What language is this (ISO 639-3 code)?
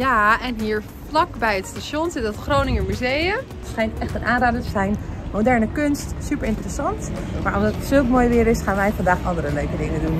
nld